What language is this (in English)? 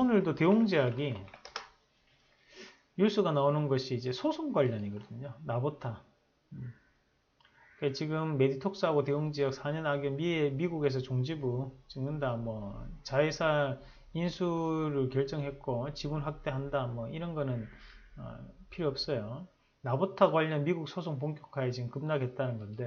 Korean